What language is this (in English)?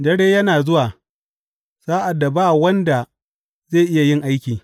Hausa